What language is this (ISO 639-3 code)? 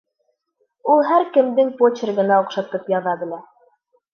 bak